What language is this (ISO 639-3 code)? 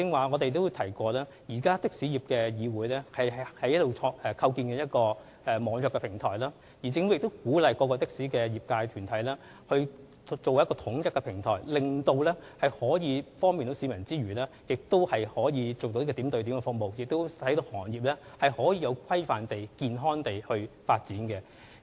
yue